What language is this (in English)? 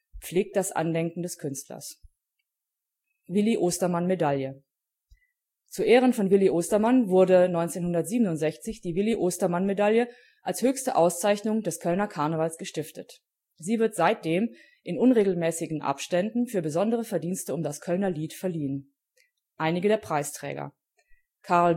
German